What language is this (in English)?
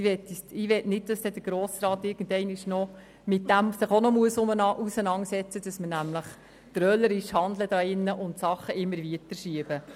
Swiss German